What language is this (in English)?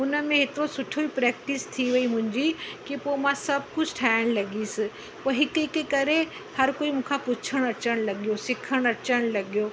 Sindhi